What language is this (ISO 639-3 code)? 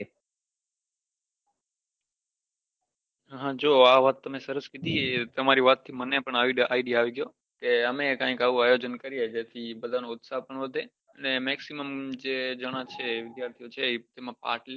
guj